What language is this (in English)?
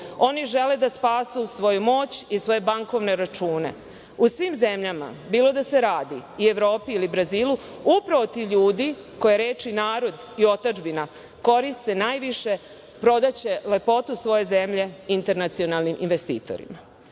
Serbian